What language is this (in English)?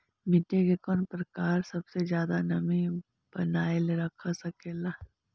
Magahi